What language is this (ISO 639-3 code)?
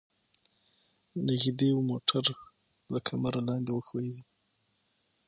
pus